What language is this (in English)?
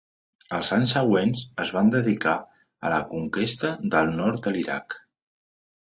Catalan